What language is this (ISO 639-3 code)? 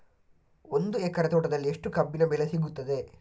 kan